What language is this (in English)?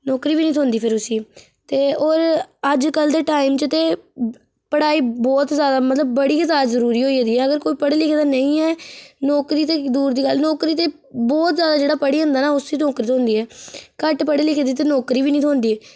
Dogri